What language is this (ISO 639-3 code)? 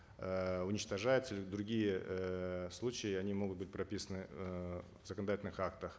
kaz